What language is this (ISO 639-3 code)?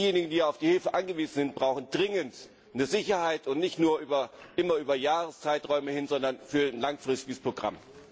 deu